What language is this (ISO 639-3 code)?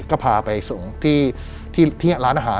tha